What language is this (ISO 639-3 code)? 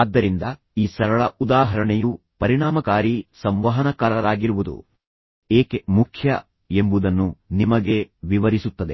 kan